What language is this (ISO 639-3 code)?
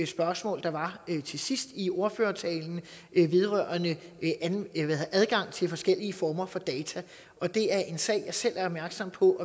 dan